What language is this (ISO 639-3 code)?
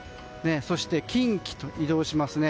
jpn